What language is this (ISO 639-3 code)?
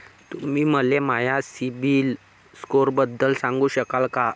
mar